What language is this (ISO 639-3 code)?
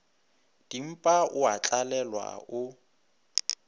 nso